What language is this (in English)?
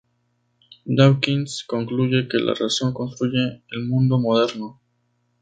Spanish